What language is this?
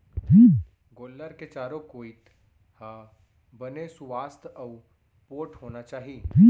Chhattisgarhi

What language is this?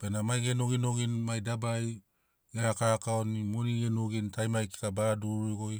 Sinaugoro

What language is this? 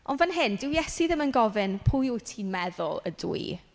Welsh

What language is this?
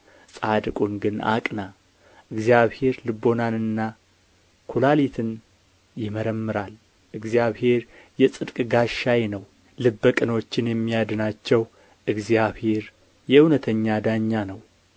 Amharic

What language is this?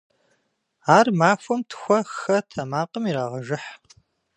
Kabardian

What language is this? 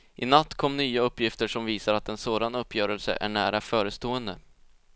Swedish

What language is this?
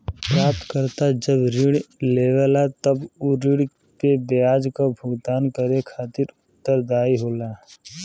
Bhojpuri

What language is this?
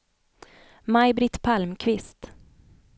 Swedish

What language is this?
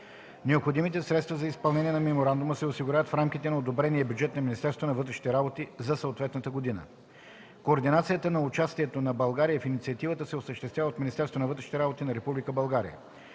Bulgarian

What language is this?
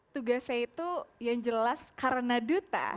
Indonesian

